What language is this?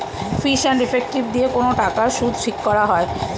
Bangla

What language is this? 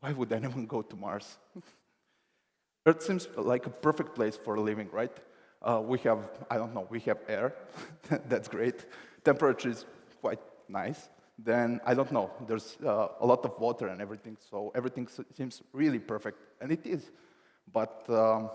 English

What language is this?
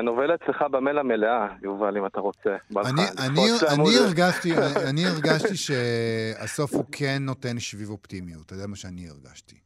Hebrew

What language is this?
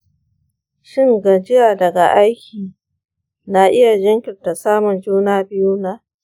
Hausa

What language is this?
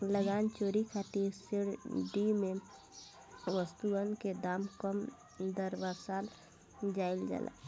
Bhojpuri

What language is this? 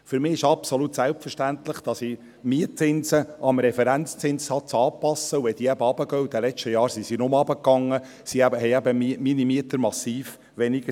Swiss German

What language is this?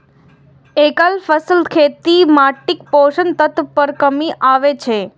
Maithili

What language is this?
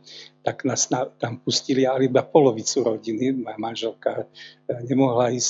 Slovak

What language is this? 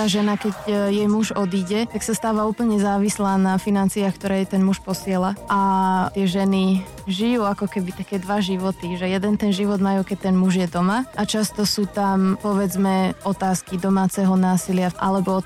Slovak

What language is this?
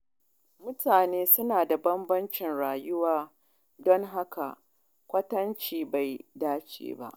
Hausa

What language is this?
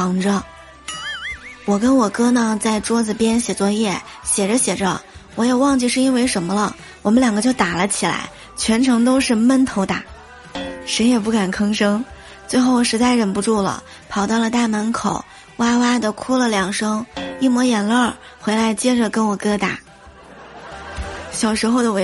Chinese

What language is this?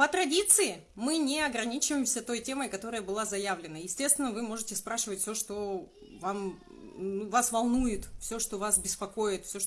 Russian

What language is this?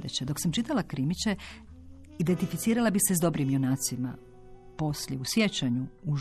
Croatian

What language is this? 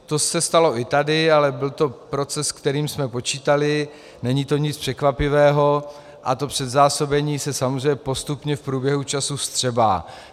Czech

